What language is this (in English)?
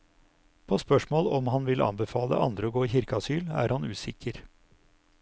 Norwegian